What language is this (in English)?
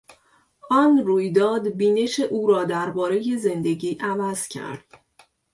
Persian